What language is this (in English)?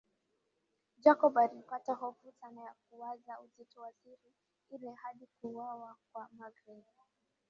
Swahili